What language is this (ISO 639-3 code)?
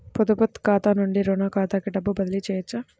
tel